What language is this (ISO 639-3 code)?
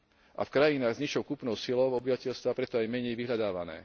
slk